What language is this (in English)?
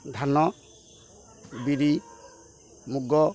Odia